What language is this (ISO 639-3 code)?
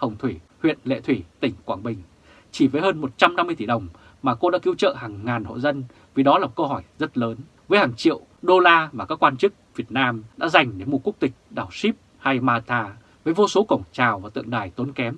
vie